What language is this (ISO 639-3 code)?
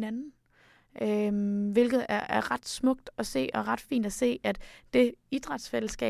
dan